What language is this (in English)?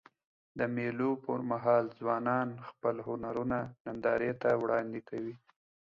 Pashto